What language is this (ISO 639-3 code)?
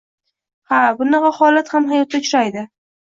uzb